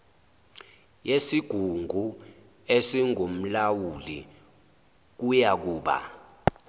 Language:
Zulu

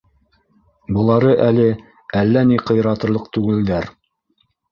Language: Bashkir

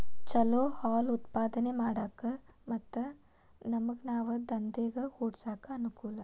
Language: Kannada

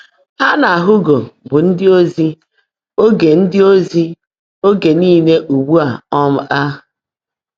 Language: Igbo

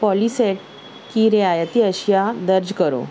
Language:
Urdu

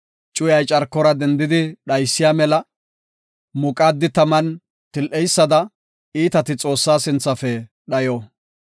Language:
Gofa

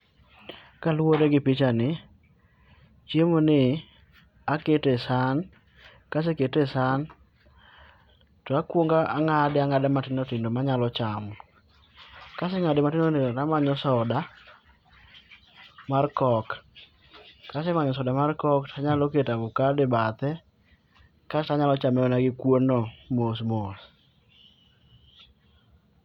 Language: Luo (Kenya and Tanzania)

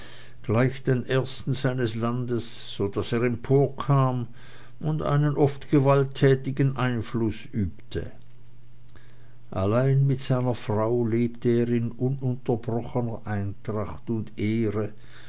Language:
German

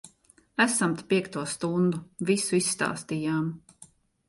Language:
Latvian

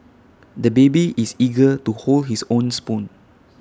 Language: English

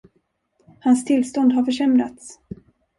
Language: Swedish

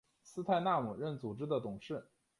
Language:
Chinese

